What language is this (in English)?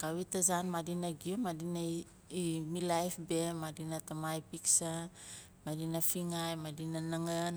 Nalik